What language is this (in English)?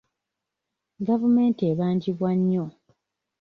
Ganda